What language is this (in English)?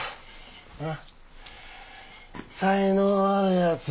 Japanese